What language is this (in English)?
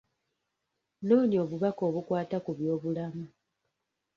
Ganda